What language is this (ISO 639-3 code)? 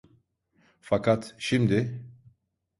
tur